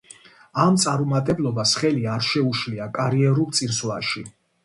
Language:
Georgian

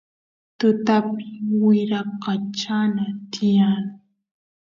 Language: Santiago del Estero Quichua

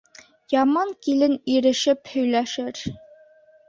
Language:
Bashkir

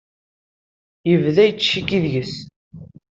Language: Kabyle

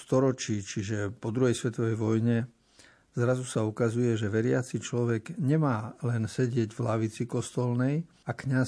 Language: Slovak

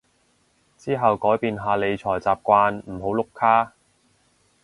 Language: Cantonese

